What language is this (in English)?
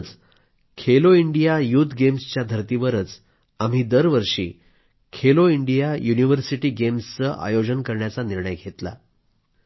Marathi